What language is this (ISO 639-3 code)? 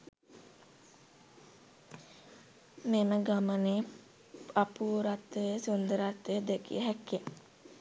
sin